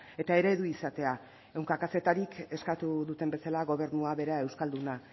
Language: Basque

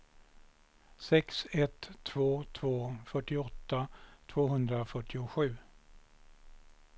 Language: Swedish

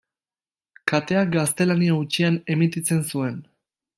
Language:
Basque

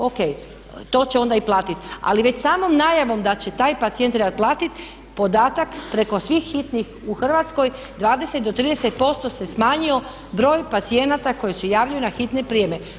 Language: Croatian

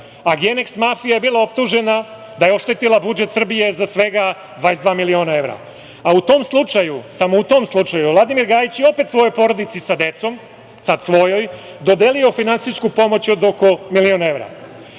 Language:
Serbian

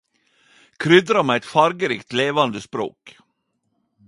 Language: Norwegian Nynorsk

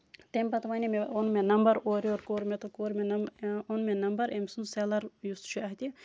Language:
Kashmiri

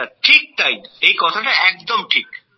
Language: Bangla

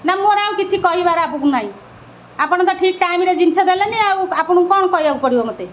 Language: Odia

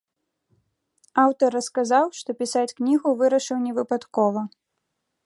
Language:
Belarusian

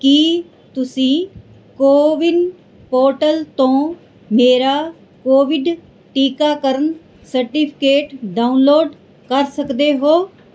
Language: Punjabi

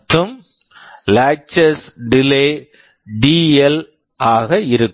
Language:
Tamil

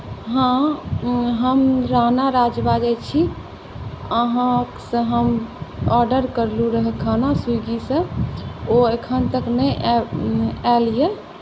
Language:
Maithili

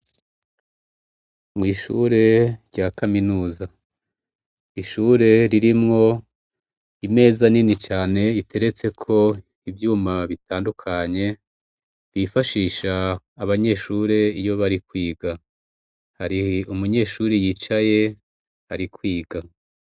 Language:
Rundi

